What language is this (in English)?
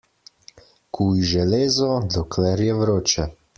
Slovenian